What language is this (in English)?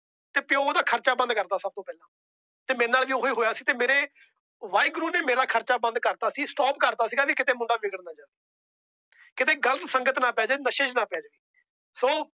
Punjabi